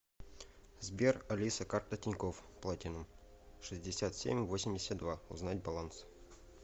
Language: Russian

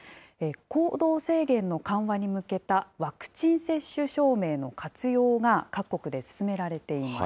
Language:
Japanese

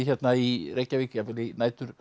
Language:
Icelandic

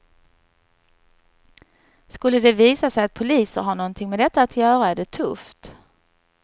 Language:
Swedish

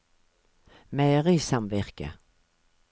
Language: Norwegian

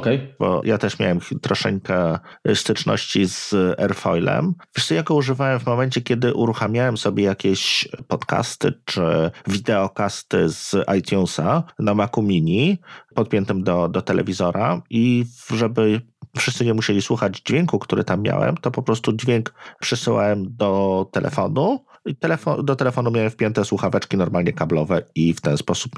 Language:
Polish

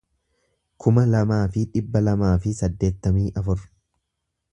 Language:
Oromo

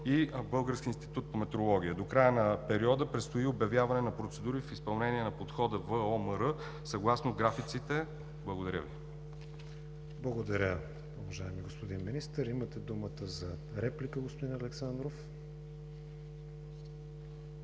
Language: Bulgarian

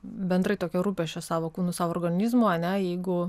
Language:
Lithuanian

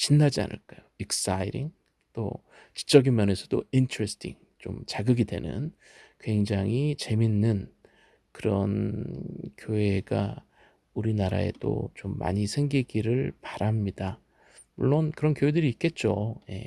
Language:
Korean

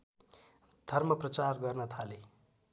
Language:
Nepali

